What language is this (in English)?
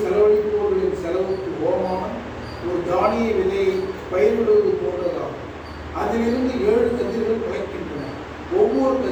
Tamil